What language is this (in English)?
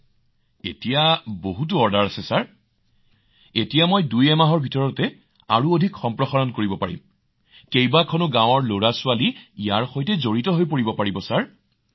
Assamese